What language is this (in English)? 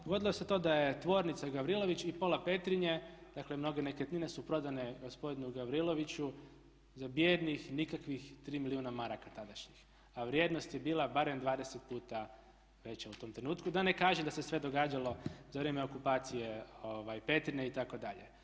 Croatian